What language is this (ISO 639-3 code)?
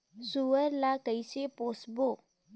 hne